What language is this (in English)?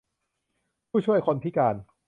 Thai